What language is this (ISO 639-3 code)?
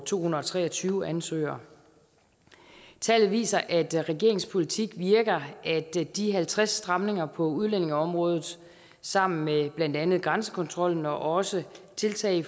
dan